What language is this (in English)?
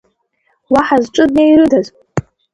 Abkhazian